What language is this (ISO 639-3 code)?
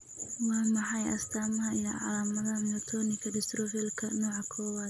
som